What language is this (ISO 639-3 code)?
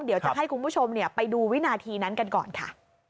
tha